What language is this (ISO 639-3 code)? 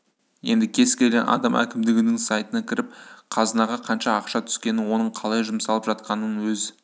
kaz